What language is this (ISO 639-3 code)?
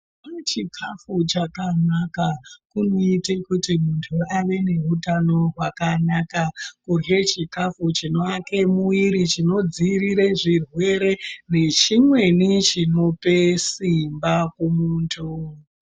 ndc